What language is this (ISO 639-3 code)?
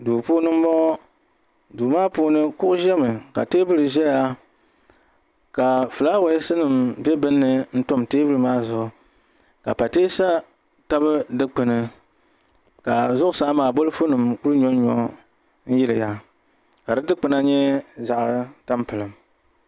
dag